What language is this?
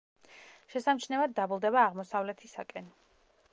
Georgian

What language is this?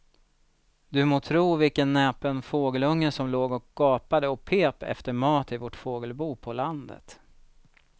Swedish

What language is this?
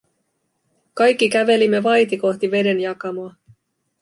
Finnish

